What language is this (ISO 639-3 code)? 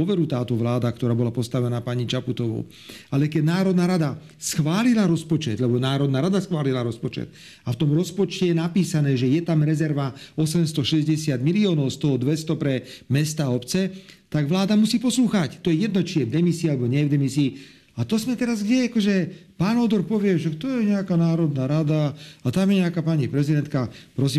slk